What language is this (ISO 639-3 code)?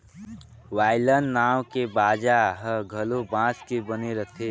hne